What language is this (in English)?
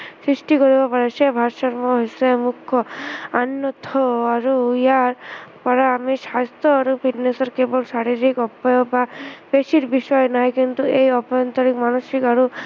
Assamese